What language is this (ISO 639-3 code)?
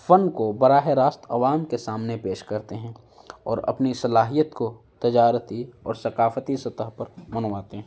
urd